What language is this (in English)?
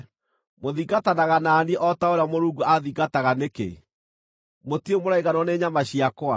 Kikuyu